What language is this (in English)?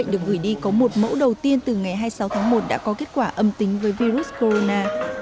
Vietnamese